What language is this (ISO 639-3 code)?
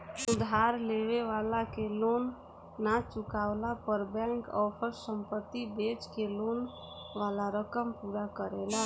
bho